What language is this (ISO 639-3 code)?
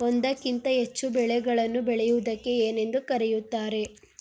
kan